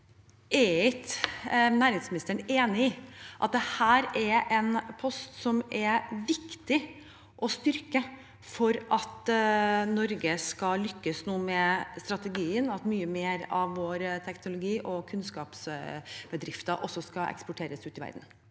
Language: Norwegian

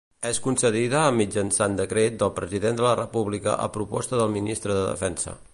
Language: Catalan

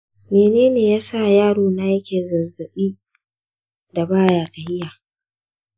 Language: Hausa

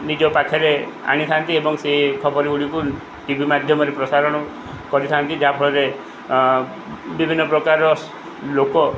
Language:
Odia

